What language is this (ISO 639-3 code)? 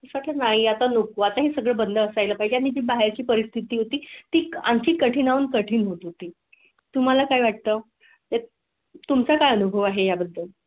mar